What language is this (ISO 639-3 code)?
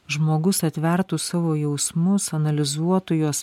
lit